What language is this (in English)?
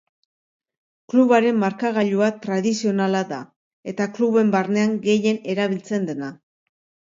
Basque